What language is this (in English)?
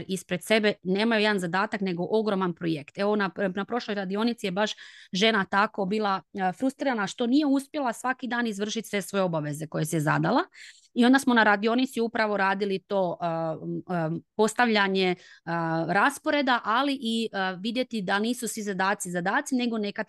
Croatian